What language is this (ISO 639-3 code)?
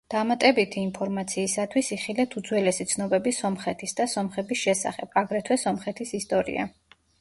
kat